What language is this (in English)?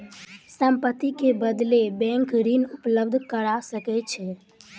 Maithili